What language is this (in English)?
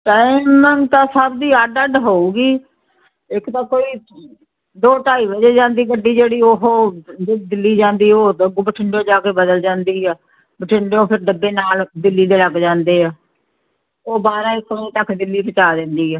Punjabi